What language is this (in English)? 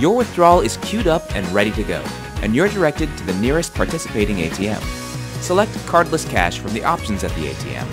English